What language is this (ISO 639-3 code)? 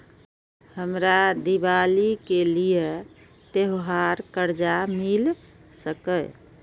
mai